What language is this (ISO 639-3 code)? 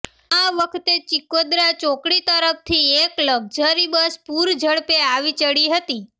guj